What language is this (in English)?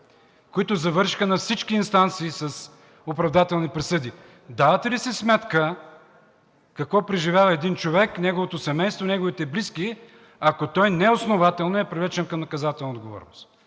Bulgarian